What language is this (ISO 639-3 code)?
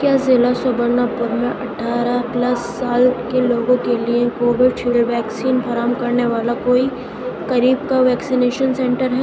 urd